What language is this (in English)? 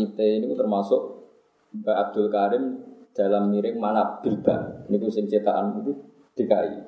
Indonesian